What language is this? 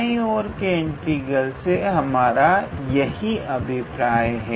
Hindi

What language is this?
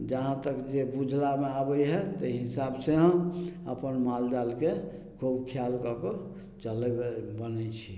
Maithili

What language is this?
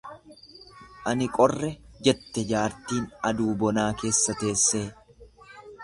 Oromo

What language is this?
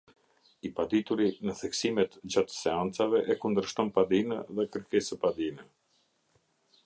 Albanian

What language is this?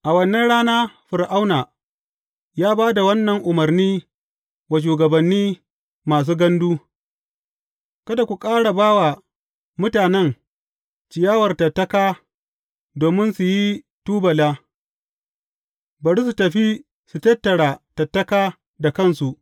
Hausa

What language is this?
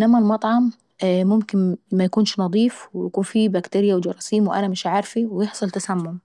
Saidi Arabic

